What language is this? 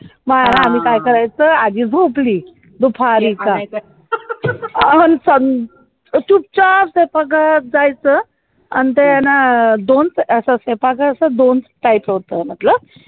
Marathi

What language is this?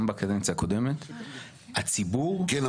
Hebrew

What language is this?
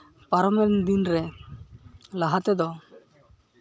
Santali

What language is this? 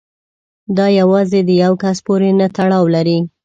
Pashto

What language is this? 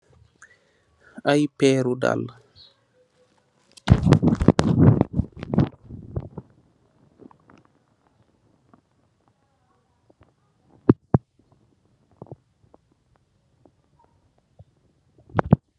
Wolof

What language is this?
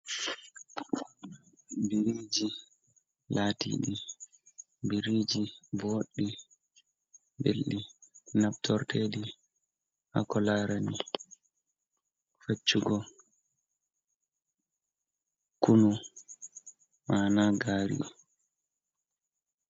Fula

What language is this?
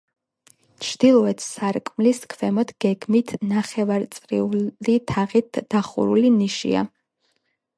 Georgian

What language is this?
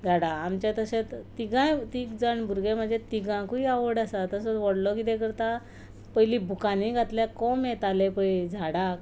Konkani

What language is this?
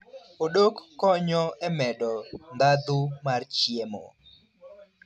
Luo (Kenya and Tanzania)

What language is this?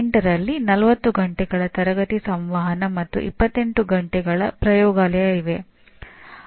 Kannada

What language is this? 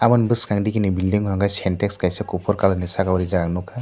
Kok Borok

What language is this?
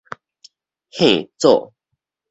Min Nan Chinese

